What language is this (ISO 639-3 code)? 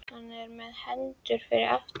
isl